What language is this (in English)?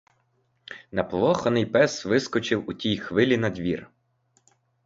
Ukrainian